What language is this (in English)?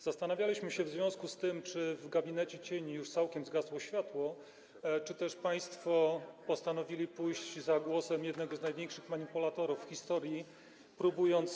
Polish